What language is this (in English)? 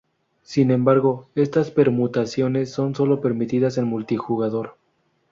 Spanish